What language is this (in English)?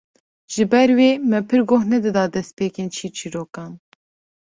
Kurdish